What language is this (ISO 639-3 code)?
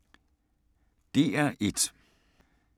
dan